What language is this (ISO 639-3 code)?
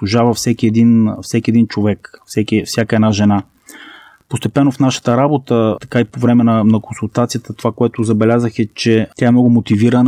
bul